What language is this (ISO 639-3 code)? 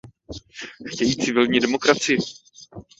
ces